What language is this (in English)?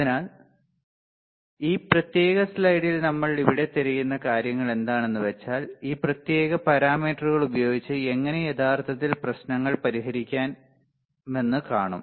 Malayalam